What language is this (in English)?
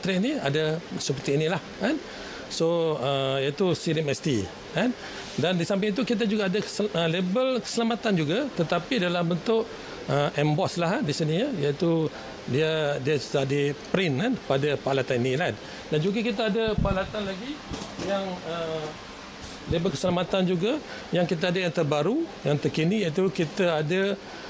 Malay